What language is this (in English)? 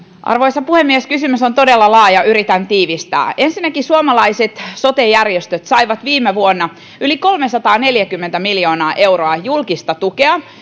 Finnish